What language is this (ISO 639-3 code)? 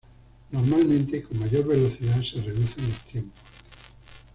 spa